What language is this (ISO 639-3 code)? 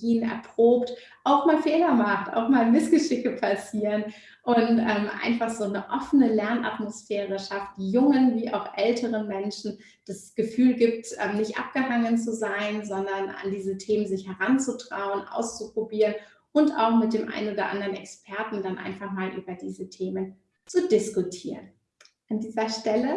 deu